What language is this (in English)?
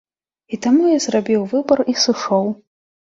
Belarusian